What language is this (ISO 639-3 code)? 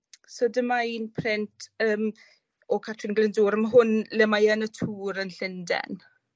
cym